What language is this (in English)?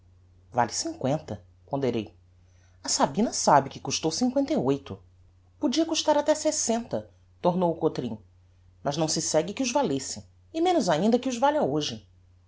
Portuguese